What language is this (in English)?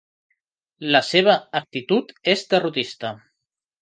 Catalan